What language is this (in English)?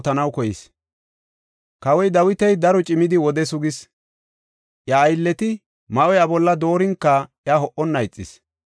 Gofa